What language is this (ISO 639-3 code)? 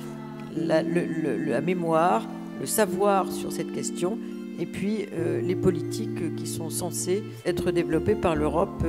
fra